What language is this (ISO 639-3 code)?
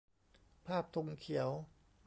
tha